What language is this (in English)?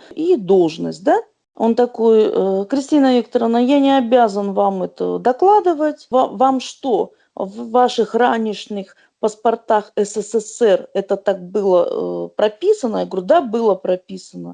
Russian